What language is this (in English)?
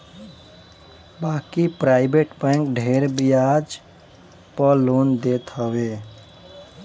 Bhojpuri